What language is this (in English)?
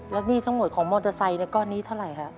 Thai